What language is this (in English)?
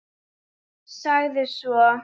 Icelandic